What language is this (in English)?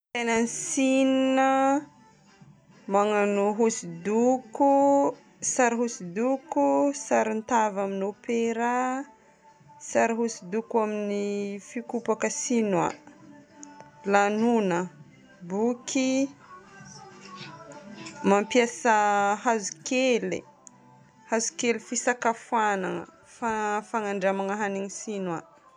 Northern Betsimisaraka Malagasy